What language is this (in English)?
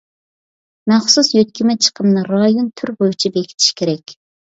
Uyghur